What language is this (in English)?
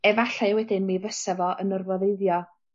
Welsh